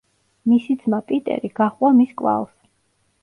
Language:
Georgian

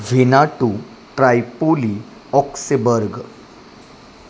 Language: Marathi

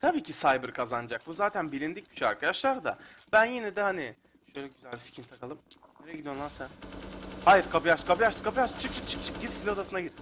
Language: Turkish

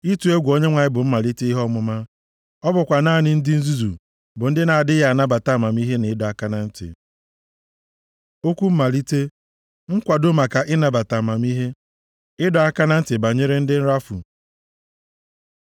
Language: Igbo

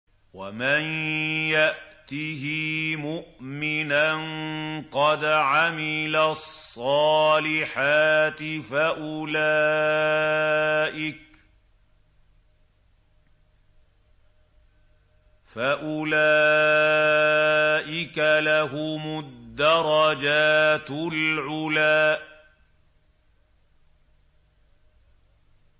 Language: Arabic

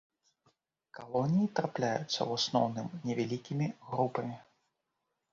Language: Belarusian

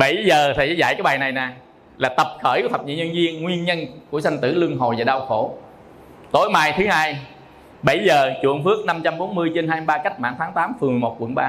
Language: Vietnamese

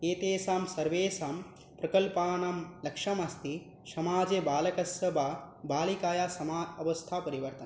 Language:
Sanskrit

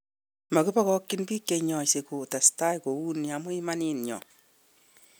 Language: Kalenjin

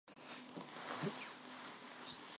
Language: Armenian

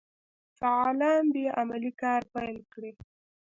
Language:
Pashto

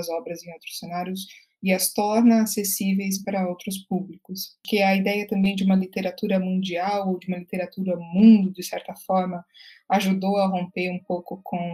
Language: Portuguese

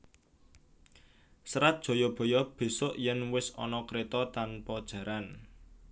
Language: Javanese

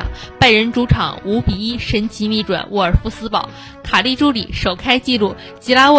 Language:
Chinese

